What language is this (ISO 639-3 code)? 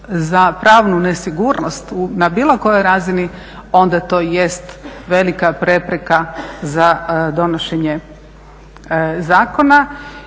hrv